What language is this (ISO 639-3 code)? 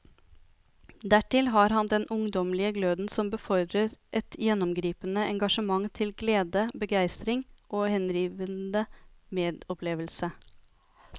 nor